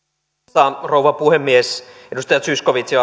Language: Finnish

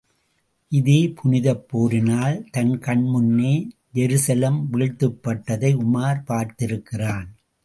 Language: Tamil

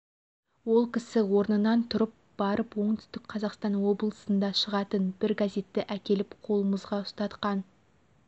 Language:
Kazakh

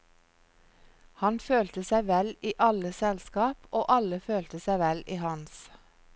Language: Norwegian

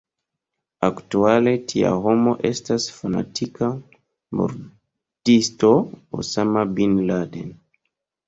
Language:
Esperanto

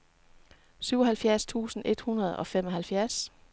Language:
Danish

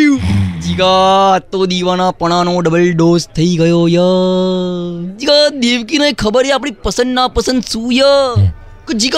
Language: Gujarati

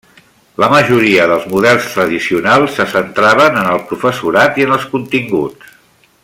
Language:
Catalan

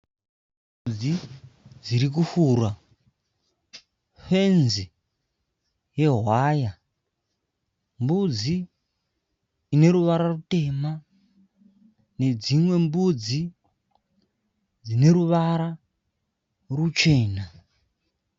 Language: Shona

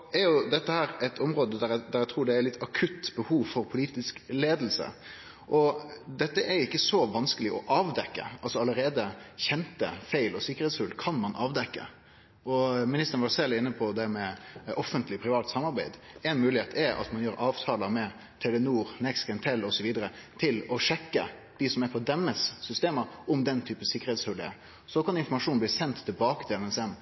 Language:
Norwegian Nynorsk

